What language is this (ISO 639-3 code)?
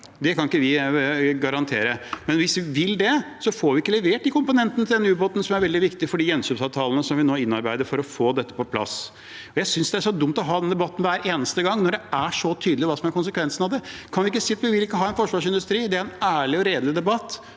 nor